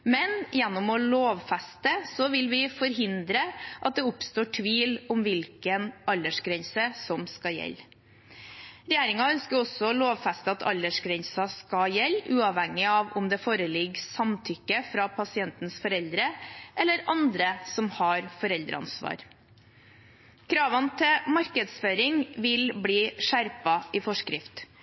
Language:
Norwegian Bokmål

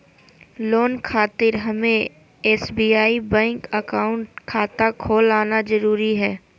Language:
Magahi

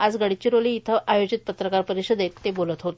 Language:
Marathi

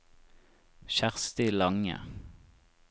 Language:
Norwegian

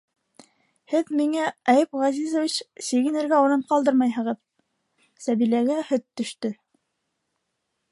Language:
Bashkir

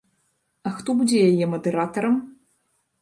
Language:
Belarusian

